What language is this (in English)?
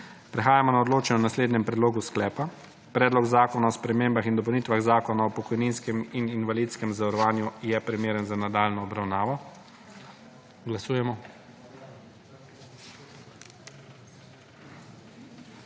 Slovenian